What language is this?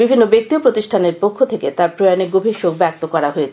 Bangla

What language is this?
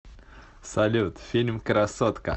Russian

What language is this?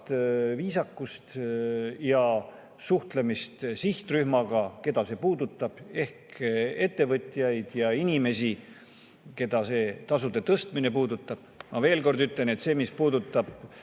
Estonian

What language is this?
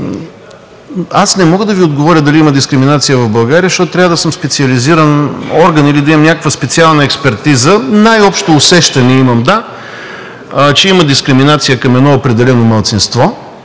Bulgarian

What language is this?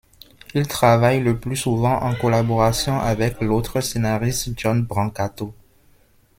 French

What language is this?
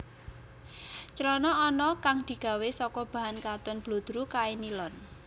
Javanese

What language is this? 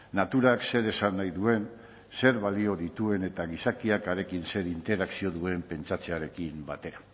Basque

